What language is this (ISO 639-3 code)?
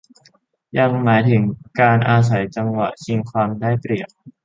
tha